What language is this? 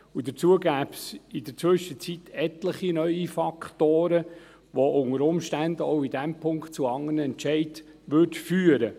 Swiss German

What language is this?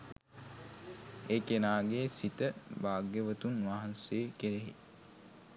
Sinhala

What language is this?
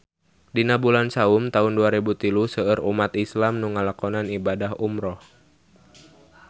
Sundanese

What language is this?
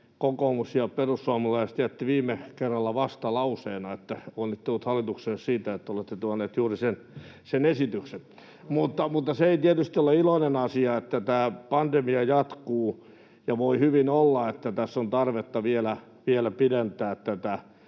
Finnish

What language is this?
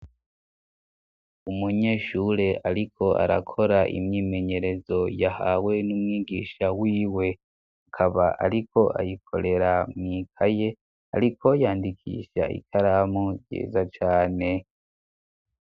Rundi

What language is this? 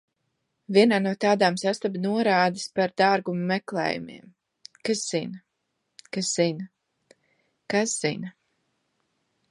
Latvian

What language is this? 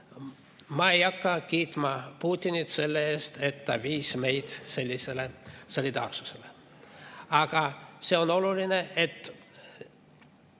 Estonian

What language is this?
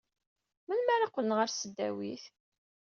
Kabyle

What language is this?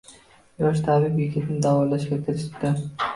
Uzbek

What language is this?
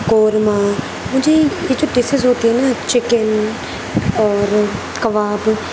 Urdu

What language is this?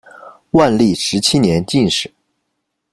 Chinese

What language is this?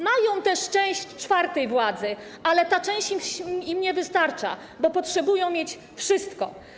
Polish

